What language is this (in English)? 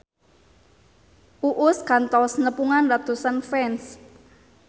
Sundanese